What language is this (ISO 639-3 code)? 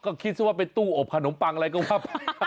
tha